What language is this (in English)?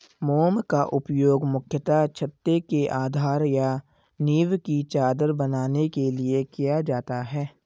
Hindi